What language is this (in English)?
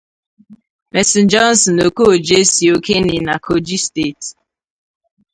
Igbo